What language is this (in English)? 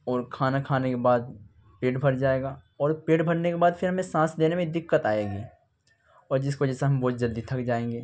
Urdu